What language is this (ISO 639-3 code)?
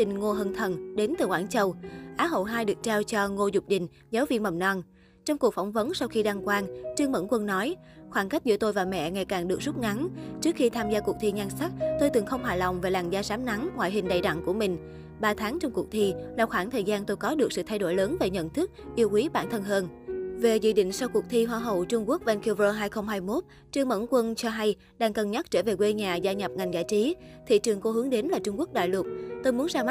vie